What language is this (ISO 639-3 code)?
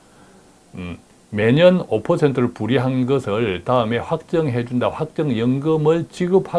kor